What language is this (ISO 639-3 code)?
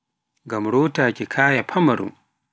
fuf